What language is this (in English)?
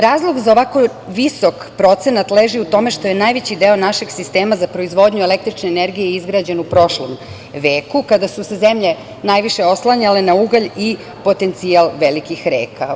Serbian